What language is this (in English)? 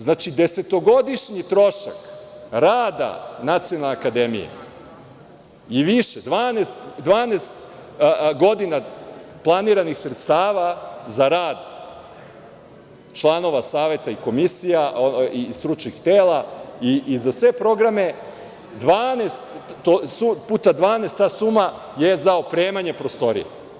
Serbian